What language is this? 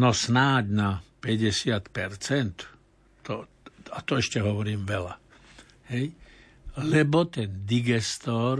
Slovak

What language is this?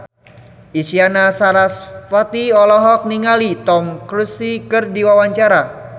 Sundanese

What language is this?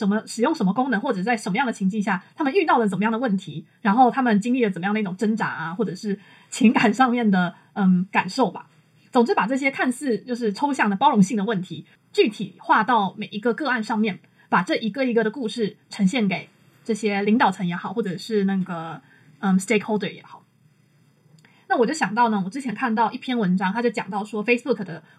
Chinese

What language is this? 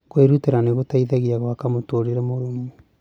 Kikuyu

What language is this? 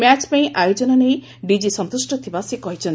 Odia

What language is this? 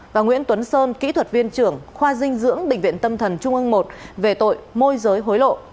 Vietnamese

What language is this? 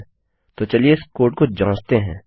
Hindi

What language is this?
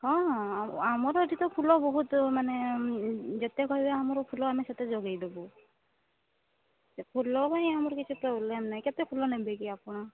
Odia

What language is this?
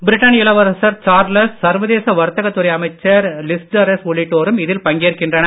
Tamil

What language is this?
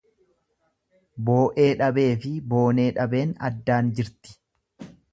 Oromo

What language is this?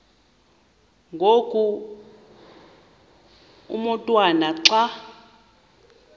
Xhosa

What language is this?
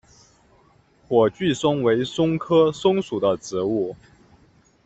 Chinese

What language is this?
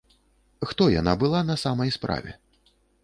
Belarusian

